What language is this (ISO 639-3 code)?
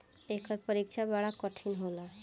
bho